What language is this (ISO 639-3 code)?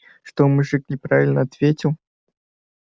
rus